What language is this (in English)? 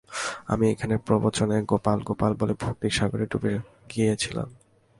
Bangla